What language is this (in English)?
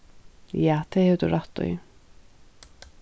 Faroese